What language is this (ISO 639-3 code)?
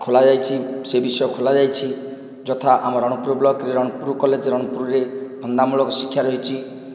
ori